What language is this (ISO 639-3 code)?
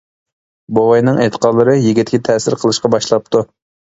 uig